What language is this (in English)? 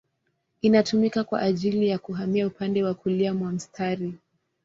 Swahili